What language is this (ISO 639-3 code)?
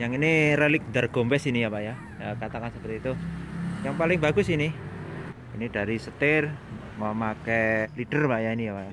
ind